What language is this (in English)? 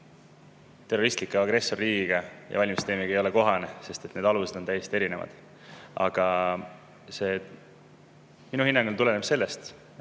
Estonian